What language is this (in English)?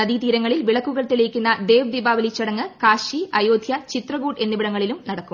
Malayalam